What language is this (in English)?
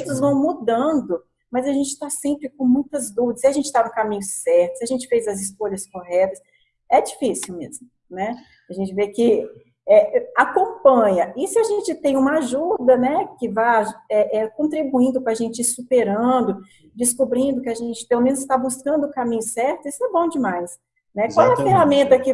Portuguese